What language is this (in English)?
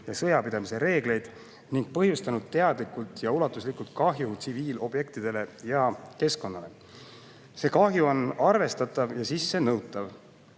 Estonian